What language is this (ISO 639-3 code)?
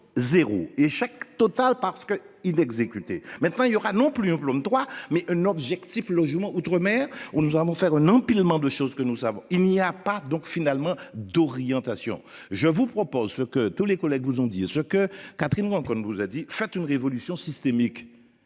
fra